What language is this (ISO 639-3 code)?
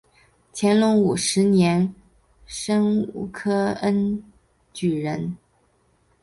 zho